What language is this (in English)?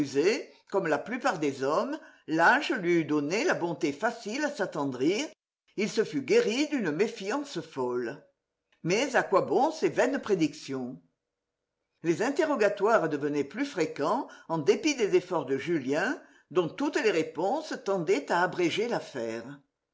French